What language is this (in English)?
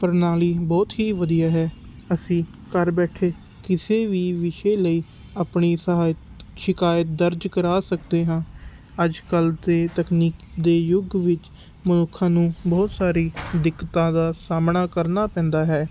Punjabi